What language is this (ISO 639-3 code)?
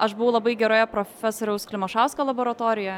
lit